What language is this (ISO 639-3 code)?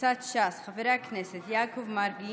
heb